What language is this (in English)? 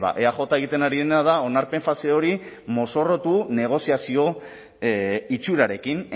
Basque